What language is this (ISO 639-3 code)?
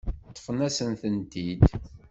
kab